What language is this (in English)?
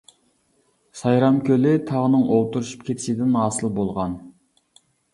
Uyghur